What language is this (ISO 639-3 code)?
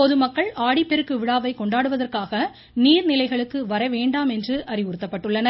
tam